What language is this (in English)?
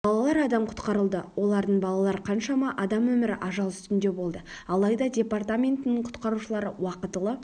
Kazakh